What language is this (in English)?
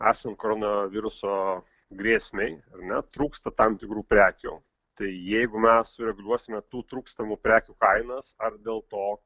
Lithuanian